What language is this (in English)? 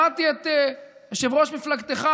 Hebrew